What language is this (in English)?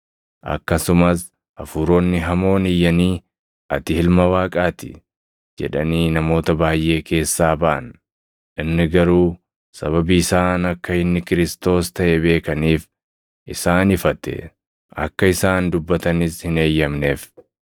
Oromo